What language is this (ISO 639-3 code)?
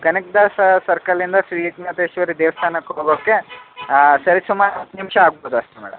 kan